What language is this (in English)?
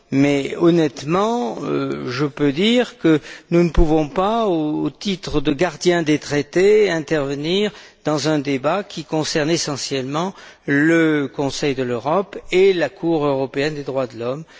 French